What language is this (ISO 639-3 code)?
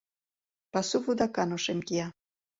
chm